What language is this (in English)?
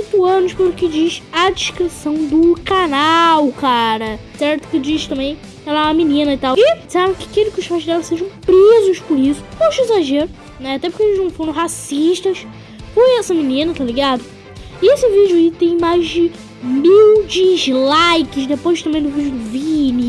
Portuguese